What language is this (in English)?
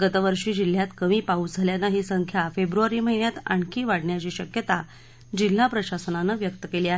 Marathi